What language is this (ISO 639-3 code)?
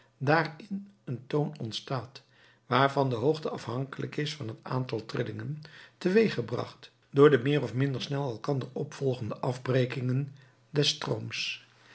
nld